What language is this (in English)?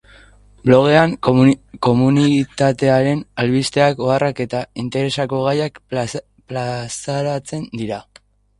Basque